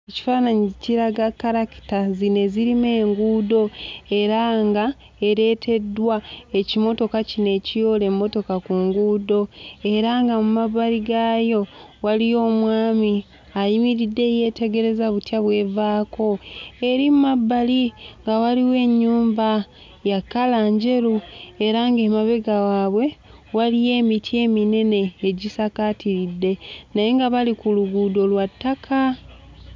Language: Ganda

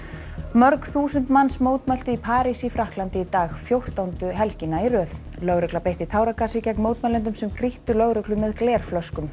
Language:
Icelandic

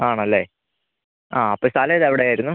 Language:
Malayalam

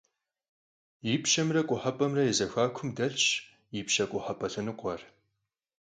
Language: Kabardian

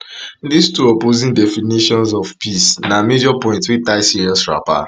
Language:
Nigerian Pidgin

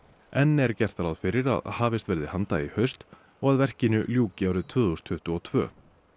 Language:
Icelandic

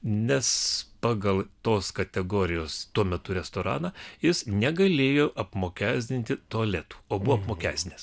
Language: Lithuanian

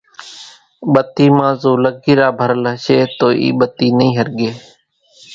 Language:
Kachi Koli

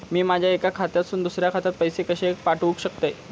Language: Marathi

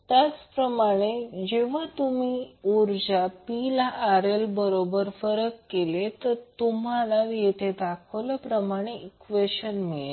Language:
Marathi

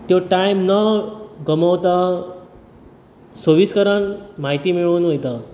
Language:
Konkani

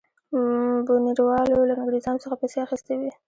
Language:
Pashto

